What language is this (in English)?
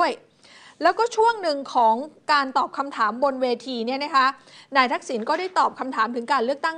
Thai